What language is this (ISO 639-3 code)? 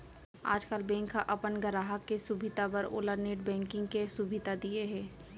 hne